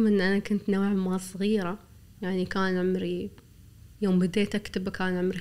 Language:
Arabic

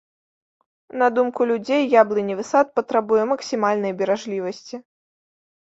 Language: Belarusian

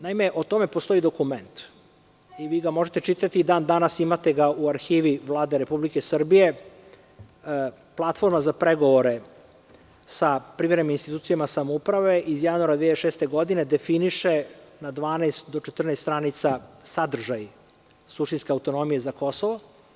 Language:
Serbian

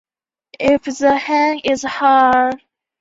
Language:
Chinese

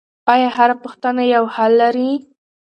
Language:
Pashto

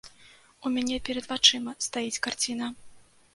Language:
Belarusian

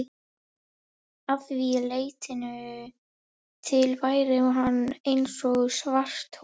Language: Icelandic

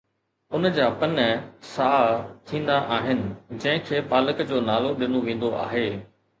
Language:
Sindhi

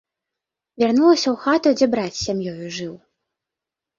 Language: Belarusian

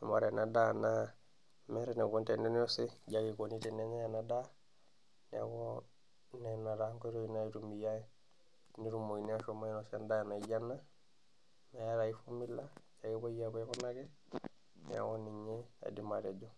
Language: Masai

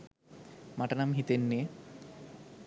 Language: Sinhala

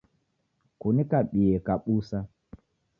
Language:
Taita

